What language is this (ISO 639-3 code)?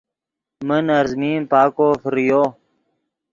ydg